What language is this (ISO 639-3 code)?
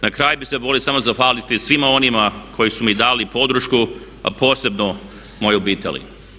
hrv